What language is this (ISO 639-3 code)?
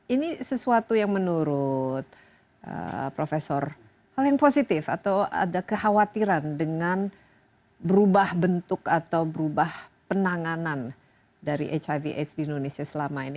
ind